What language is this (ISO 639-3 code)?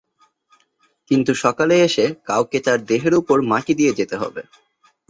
ben